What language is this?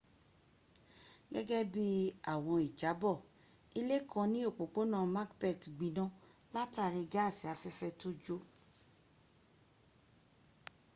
Yoruba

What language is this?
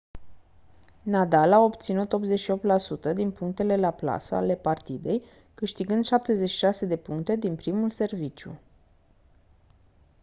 Romanian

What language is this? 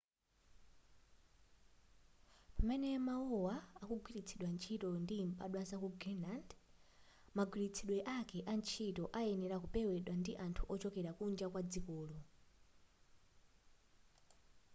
Nyanja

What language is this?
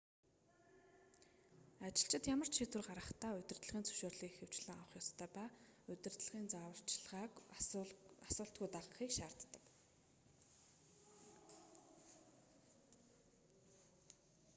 Mongolian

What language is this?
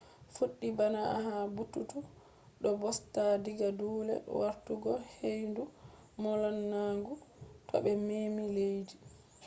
Fula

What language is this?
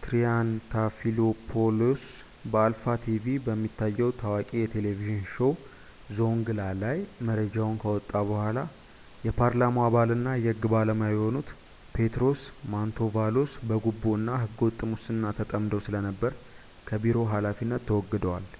Amharic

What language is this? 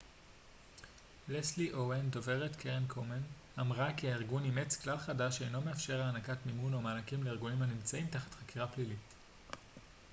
Hebrew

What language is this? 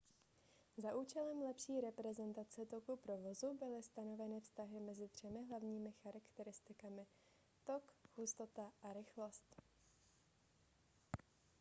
Czech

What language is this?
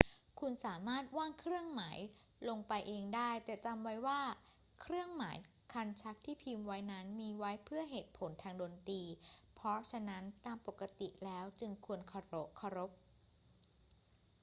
Thai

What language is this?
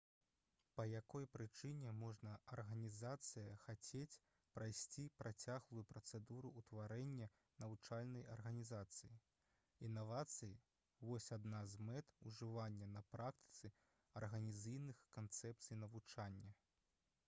Belarusian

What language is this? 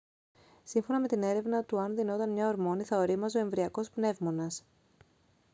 Greek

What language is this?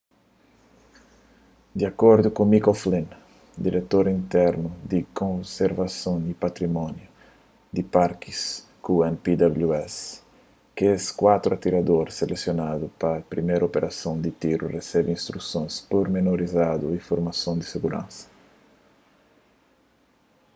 Kabuverdianu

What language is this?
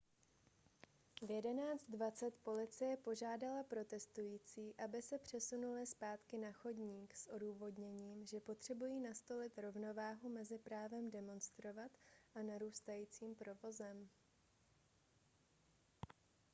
Czech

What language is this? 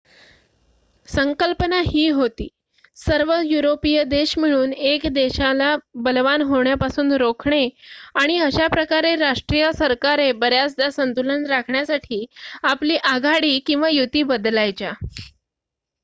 Marathi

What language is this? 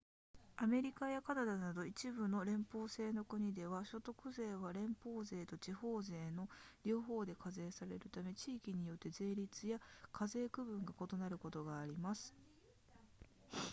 Japanese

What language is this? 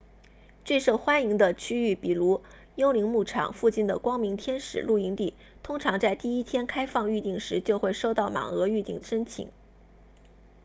Chinese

